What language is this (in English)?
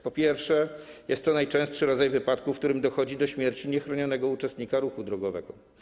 Polish